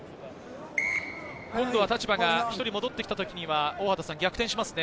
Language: Japanese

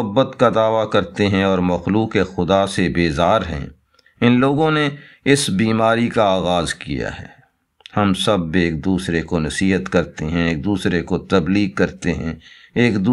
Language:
Hindi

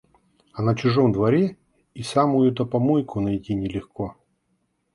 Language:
Russian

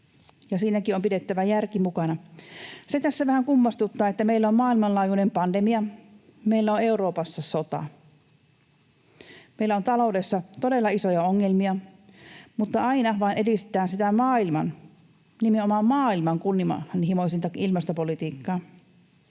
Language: Finnish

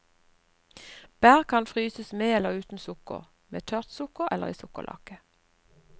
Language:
Norwegian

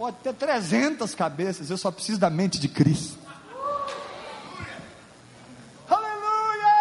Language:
Portuguese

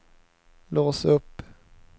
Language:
Swedish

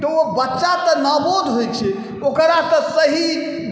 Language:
Maithili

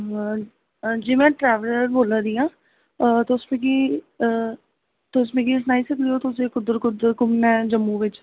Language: Dogri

